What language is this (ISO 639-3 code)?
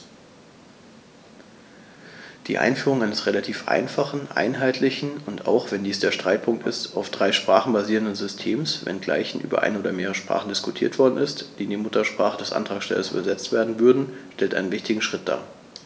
deu